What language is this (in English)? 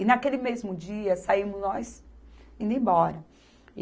Portuguese